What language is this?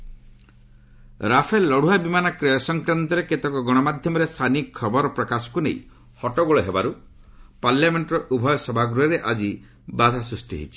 Odia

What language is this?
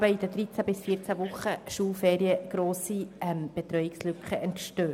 Swiss German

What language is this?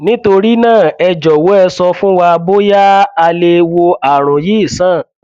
Yoruba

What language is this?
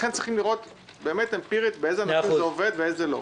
Hebrew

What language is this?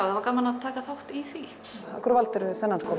Icelandic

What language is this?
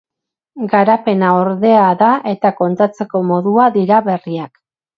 Basque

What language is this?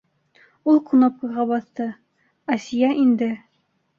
Bashkir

